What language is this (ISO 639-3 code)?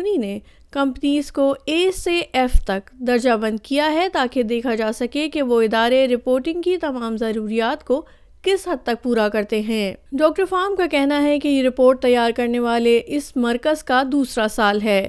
urd